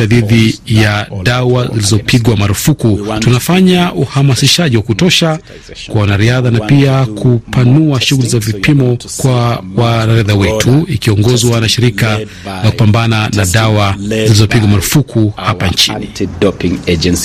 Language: Swahili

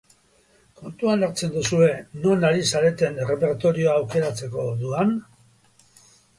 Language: Basque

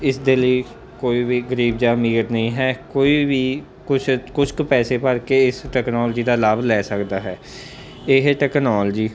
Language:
Punjabi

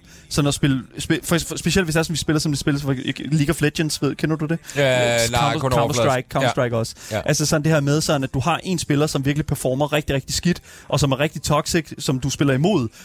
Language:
Danish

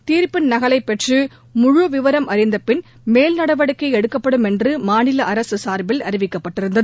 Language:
Tamil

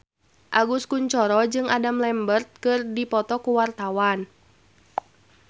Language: Sundanese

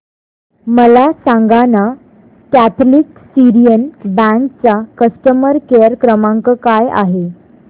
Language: Marathi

